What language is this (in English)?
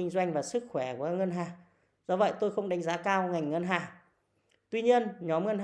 Vietnamese